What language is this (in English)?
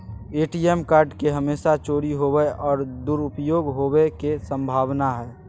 Magahi